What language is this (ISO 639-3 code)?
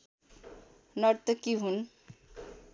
nep